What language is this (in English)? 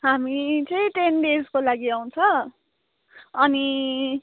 Nepali